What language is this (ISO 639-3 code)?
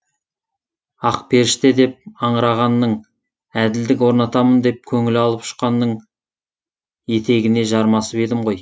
kaz